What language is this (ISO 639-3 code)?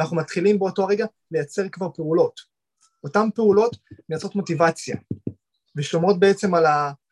heb